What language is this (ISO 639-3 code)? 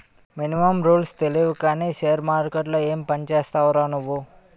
tel